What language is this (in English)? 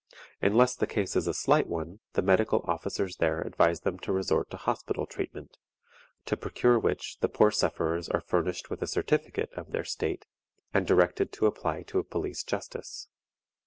English